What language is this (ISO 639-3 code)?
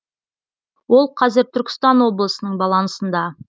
kaz